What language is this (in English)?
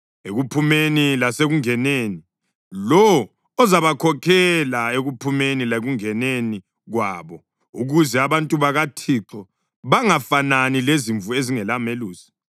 North Ndebele